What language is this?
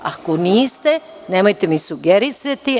Serbian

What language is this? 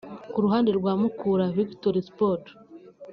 Kinyarwanda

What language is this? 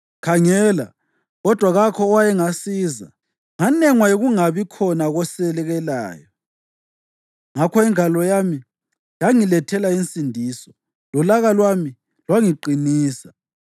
North Ndebele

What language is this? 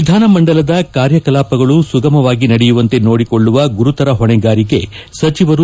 Kannada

